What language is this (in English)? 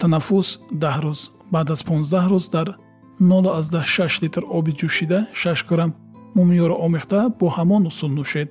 Persian